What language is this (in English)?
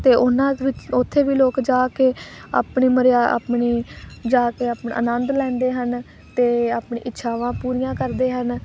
Punjabi